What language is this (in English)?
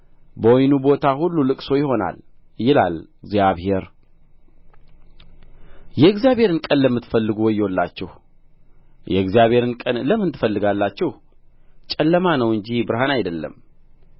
Amharic